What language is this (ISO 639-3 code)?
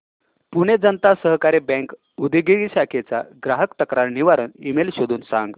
mar